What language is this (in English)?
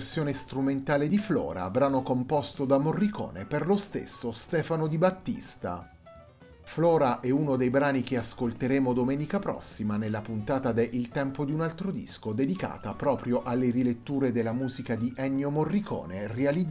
Italian